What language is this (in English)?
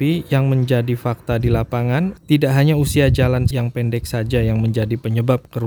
Indonesian